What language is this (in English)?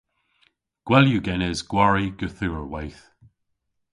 Cornish